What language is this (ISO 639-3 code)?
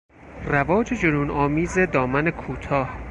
fas